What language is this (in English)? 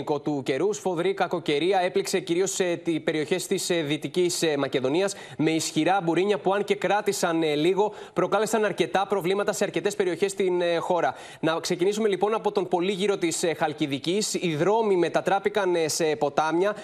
Greek